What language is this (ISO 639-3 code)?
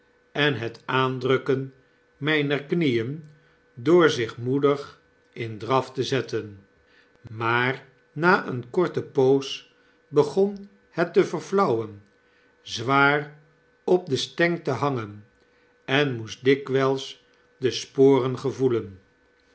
nld